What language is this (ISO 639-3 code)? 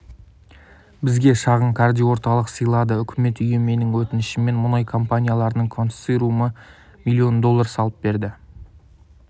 kaz